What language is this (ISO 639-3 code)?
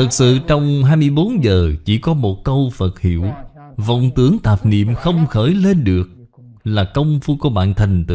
vie